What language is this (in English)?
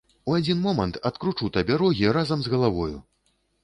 Belarusian